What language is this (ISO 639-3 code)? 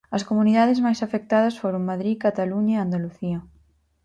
glg